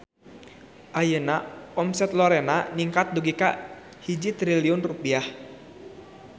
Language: Sundanese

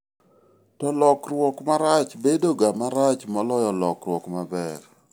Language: Luo (Kenya and Tanzania)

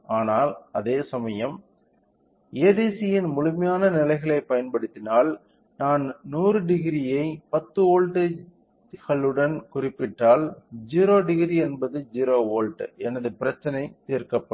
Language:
Tamil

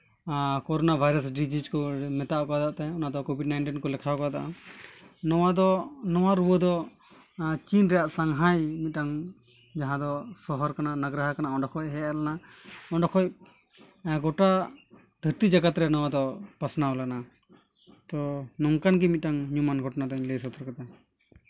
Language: Santali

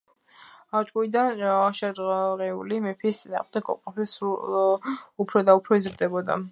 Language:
Georgian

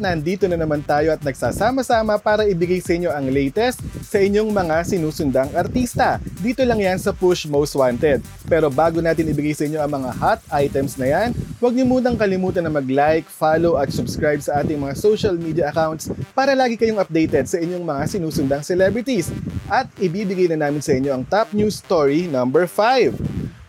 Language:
Filipino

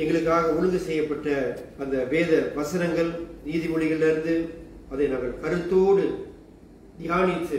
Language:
Tamil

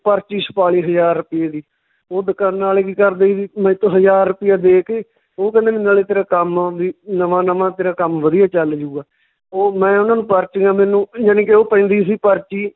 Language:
Punjabi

